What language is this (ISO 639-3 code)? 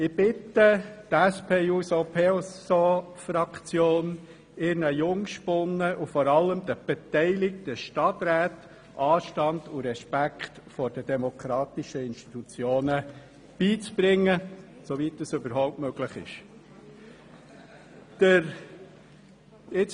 gsw